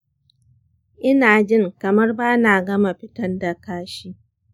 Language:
Hausa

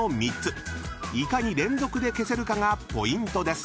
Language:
Japanese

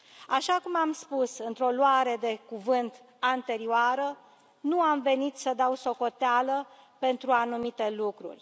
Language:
Romanian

